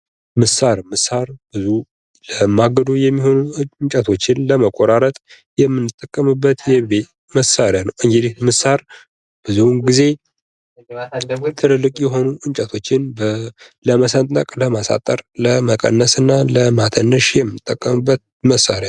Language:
Amharic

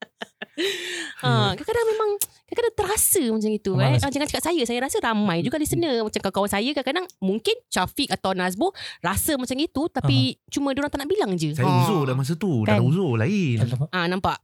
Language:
Malay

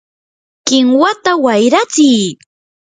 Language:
Yanahuanca Pasco Quechua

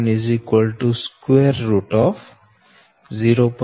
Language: Gujarati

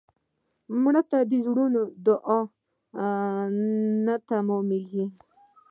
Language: Pashto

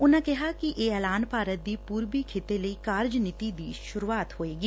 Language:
Punjabi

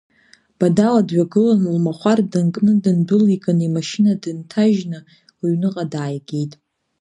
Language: Abkhazian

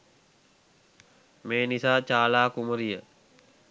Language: Sinhala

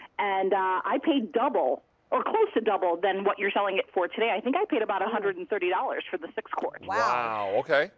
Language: English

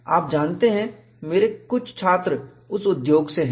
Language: Hindi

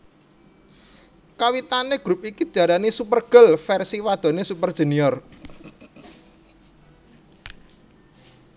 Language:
Javanese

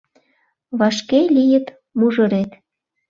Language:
Mari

